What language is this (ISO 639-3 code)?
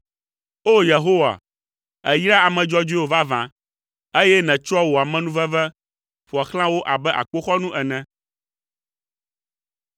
ewe